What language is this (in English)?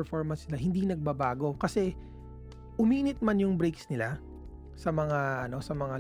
Filipino